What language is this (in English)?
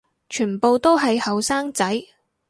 Cantonese